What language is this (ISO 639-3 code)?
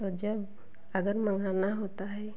hin